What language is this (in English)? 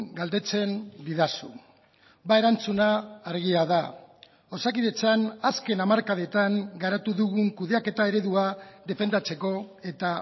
Basque